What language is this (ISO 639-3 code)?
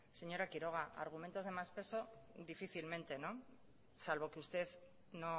spa